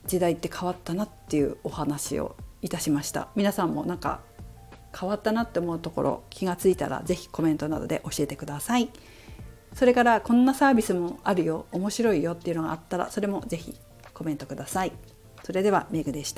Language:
Japanese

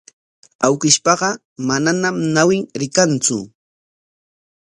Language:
Corongo Ancash Quechua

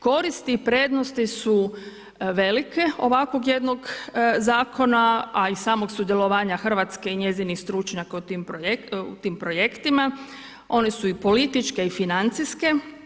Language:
Croatian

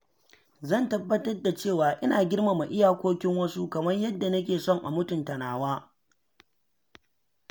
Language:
Hausa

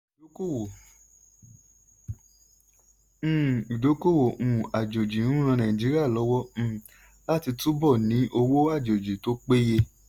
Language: Yoruba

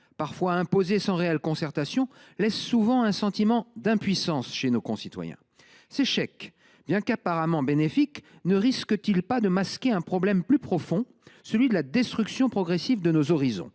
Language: French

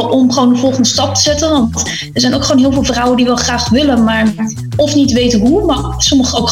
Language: Dutch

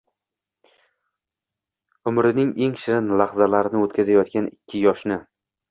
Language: Uzbek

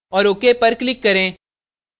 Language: Hindi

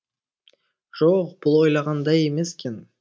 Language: Kazakh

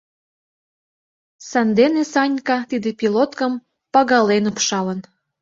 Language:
Mari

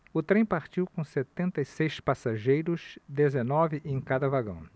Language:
Portuguese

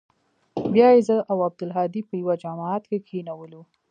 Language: Pashto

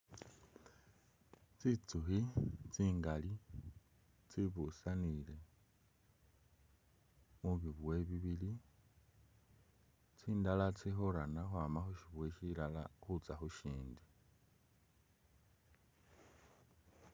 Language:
Masaaba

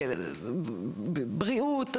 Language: Hebrew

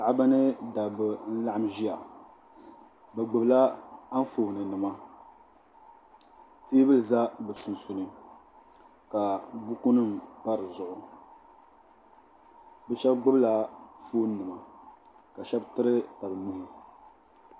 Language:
Dagbani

